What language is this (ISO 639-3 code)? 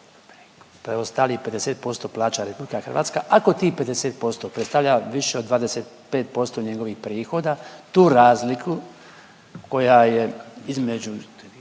hrv